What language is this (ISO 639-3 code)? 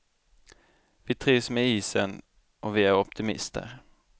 swe